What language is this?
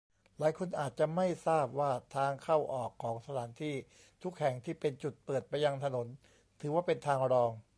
Thai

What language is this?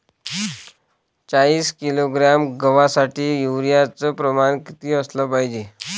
Marathi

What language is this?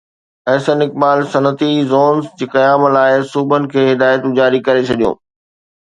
Sindhi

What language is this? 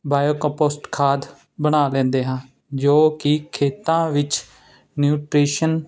Punjabi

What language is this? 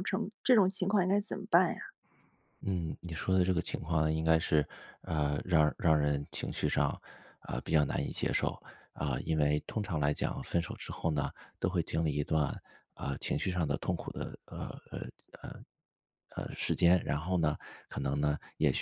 Chinese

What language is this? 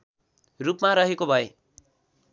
Nepali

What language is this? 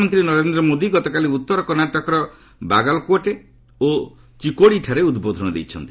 Odia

